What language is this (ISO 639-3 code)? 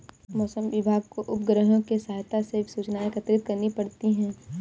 hin